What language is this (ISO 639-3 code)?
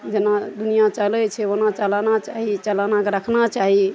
mai